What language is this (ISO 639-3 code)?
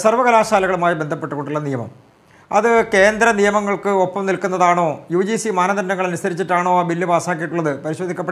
ind